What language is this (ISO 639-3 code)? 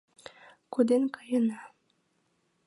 chm